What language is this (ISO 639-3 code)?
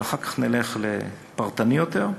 heb